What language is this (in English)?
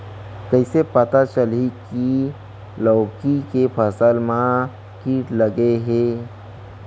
Chhattisgarhi